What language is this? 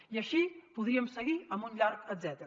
Catalan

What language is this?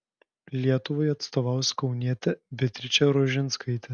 Lithuanian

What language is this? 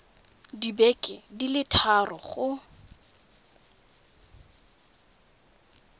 Tswana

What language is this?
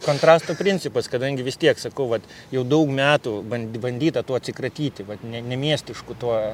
Lithuanian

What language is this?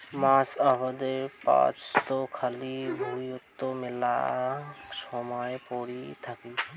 Bangla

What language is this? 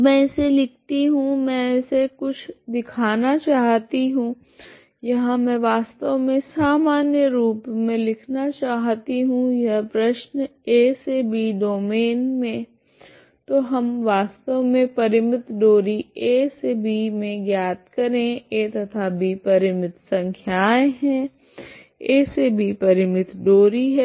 Hindi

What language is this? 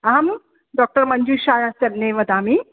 Sanskrit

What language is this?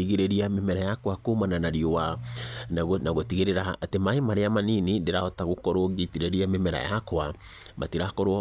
Kikuyu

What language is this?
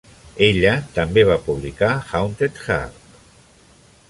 Catalan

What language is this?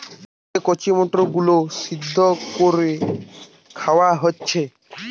Bangla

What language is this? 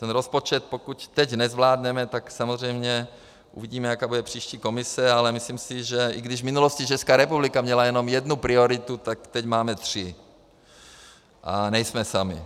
Czech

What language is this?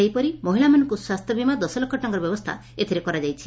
Odia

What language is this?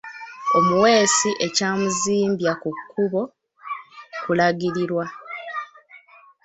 Ganda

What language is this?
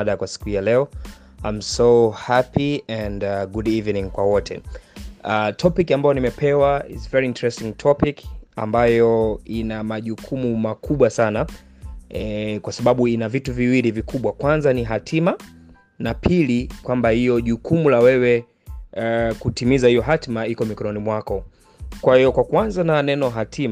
Swahili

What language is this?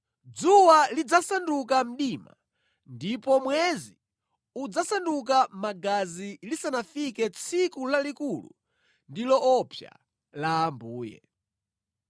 Nyanja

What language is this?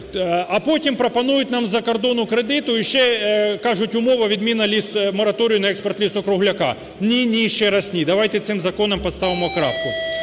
Ukrainian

